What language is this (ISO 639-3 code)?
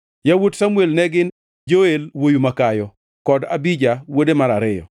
luo